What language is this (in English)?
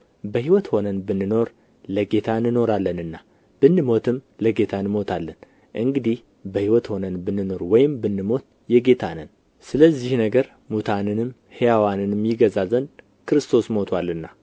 Amharic